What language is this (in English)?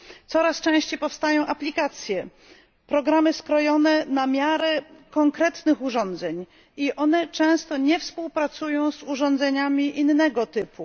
Polish